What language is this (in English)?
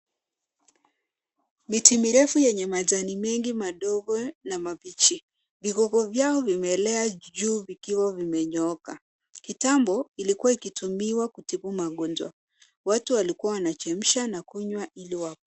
Swahili